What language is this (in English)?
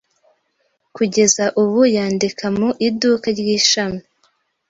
Kinyarwanda